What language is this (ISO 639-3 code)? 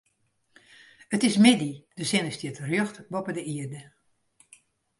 fry